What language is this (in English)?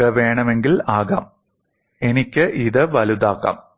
Malayalam